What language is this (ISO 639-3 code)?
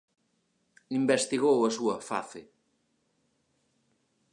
glg